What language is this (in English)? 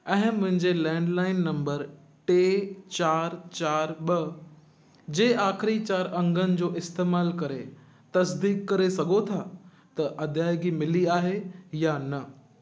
Sindhi